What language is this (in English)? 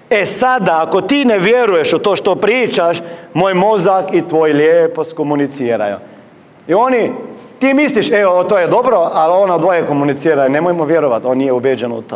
Croatian